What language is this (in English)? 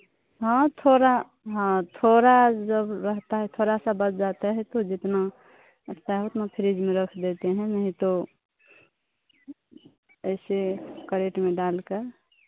Hindi